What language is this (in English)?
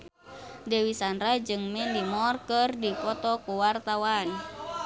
Sundanese